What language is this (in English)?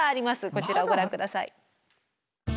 Japanese